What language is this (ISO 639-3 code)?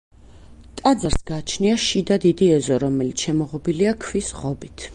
kat